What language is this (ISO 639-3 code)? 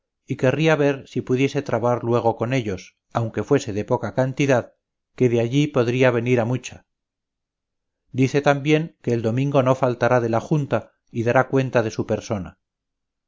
spa